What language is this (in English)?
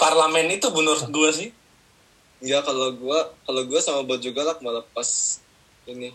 Indonesian